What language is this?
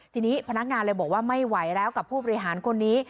Thai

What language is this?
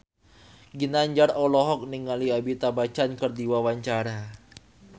Sundanese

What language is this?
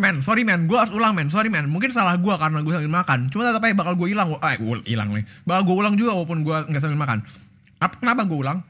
Indonesian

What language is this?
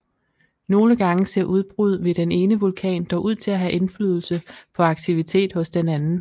Danish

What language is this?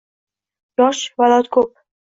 Uzbek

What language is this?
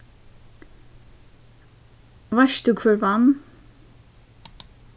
Faroese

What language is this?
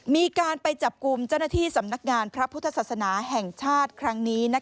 Thai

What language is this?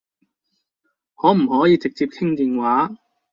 Cantonese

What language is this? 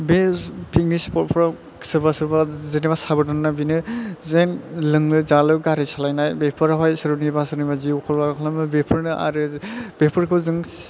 Bodo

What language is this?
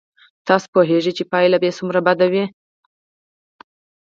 Pashto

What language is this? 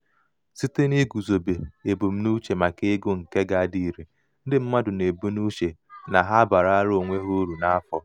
Igbo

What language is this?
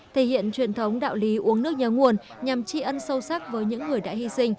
Vietnamese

